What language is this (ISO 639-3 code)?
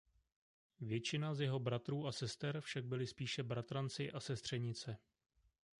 ces